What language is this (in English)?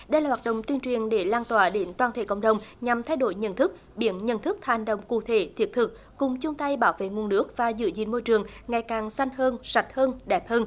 Vietnamese